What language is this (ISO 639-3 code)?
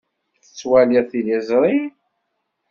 kab